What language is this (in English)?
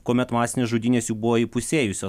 Lithuanian